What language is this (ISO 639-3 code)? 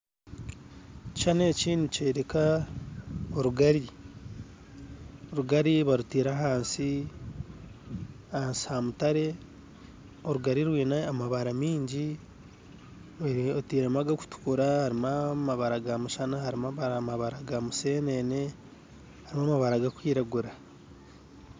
nyn